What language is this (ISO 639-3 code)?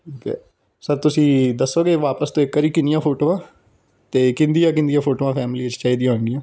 pan